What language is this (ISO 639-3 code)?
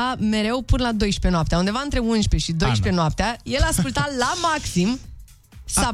ron